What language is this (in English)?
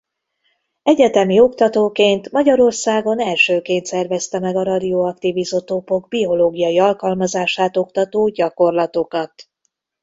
Hungarian